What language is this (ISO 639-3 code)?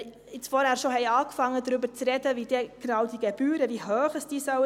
gsw